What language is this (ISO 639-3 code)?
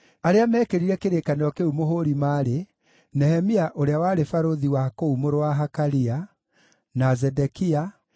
kik